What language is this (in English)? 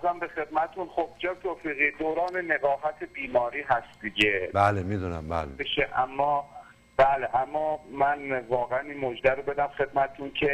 Persian